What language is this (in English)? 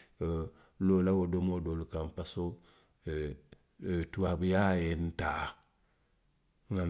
Western Maninkakan